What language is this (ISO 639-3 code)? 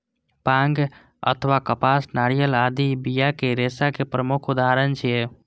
mai